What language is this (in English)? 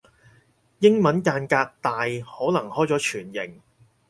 Cantonese